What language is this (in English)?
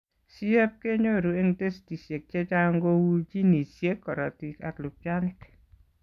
Kalenjin